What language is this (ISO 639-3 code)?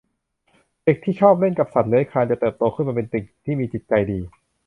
tha